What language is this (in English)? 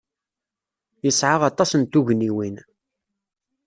Kabyle